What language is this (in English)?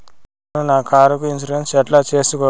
Telugu